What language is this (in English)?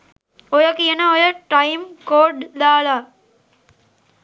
Sinhala